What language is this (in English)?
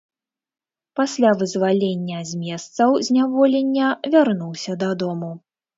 Belarusian